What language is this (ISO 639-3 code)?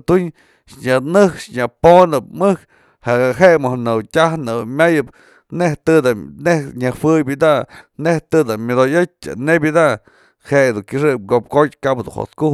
mzl